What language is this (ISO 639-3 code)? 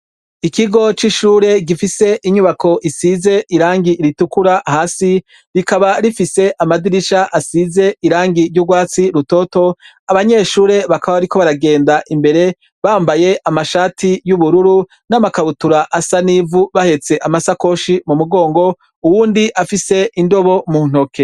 run